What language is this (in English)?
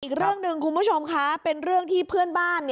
Thai